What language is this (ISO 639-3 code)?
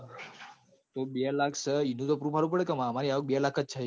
guj